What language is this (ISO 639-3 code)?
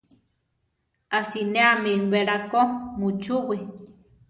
tar